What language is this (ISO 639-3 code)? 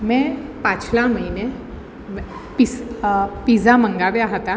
guj